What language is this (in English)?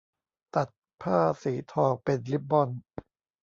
Thai